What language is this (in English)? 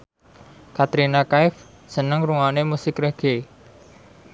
Javanese